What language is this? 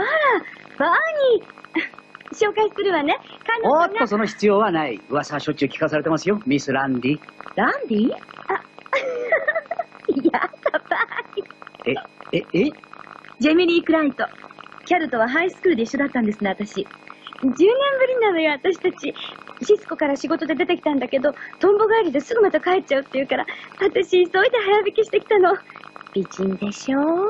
Japanese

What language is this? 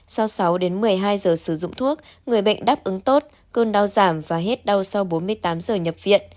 Vietnamese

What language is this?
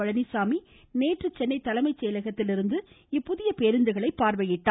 Tamil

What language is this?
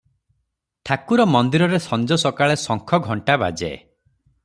Odia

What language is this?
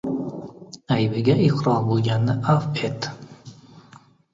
Uzbek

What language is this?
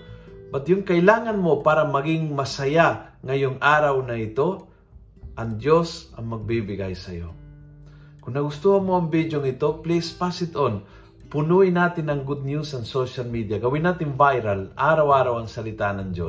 Filipino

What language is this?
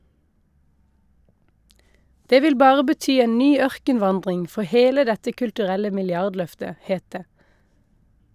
Norwegian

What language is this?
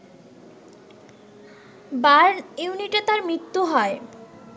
Bangla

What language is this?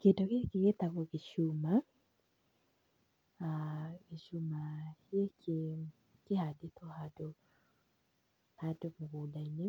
Kikuyu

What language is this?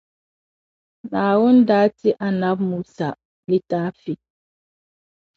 Dagbani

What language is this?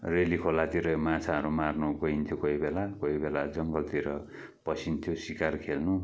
Nepali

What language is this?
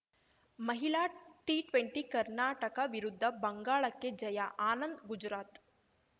Kannada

